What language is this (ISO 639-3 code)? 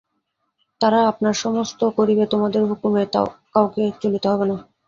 ben